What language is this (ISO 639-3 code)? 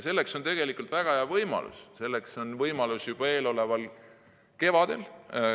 est